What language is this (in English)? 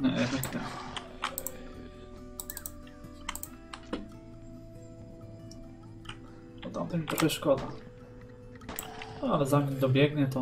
Polish